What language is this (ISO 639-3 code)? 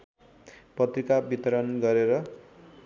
nep